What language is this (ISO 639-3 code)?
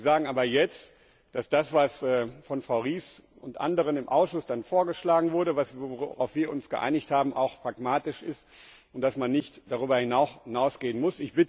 deu